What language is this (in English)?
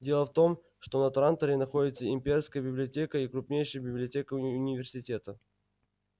Russian